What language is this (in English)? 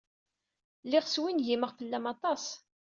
Kabyle